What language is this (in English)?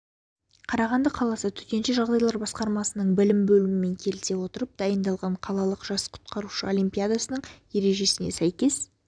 Kazakh